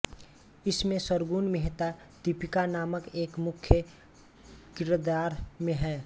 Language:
Hindi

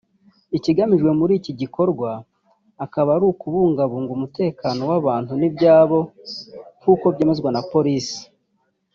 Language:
Kinyarwanda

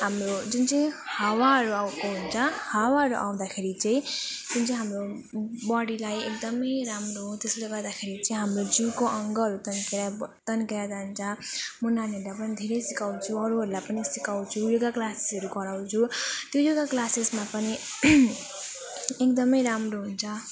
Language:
Nepali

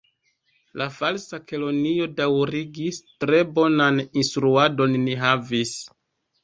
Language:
Esperanto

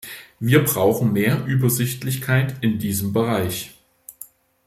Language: German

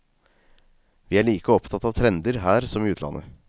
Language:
Norwegian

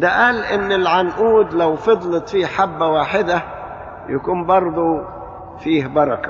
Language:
Arabic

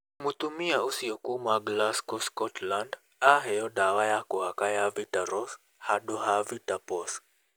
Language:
Kikuyu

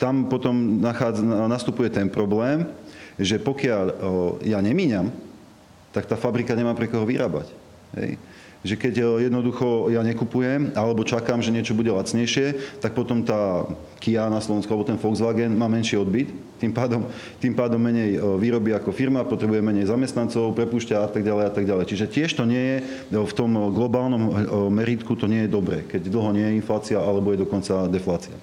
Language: Slovak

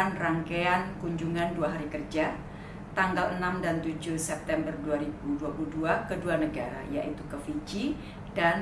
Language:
Indonesian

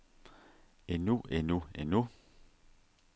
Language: Danish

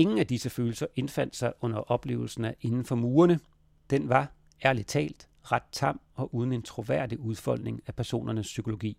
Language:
Danish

